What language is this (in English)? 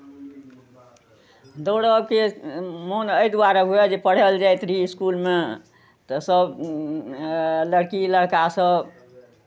Maithili